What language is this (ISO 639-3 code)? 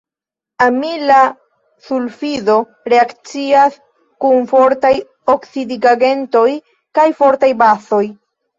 epo